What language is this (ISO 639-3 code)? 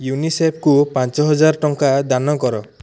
ori